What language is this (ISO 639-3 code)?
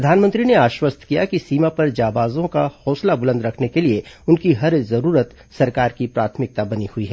hin